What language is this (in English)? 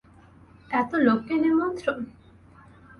Bangla